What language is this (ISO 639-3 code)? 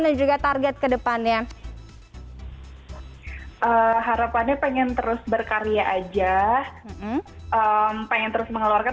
ind